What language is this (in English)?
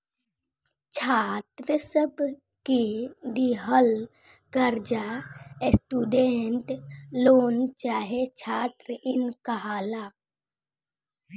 Bhojpuri